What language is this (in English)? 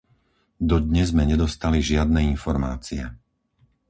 Slovak